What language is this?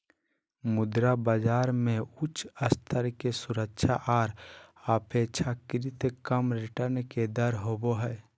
Magahi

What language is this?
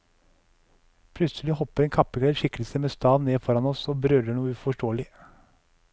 Norwegian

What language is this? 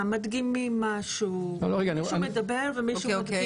Hebrew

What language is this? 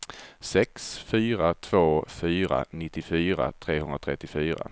Swedish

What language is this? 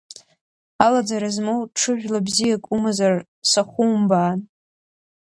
Abkhazian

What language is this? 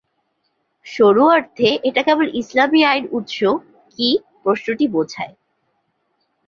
Bangla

